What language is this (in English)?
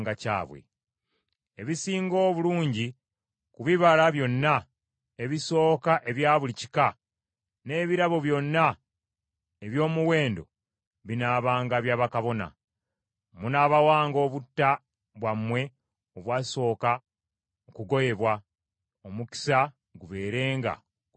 Ganda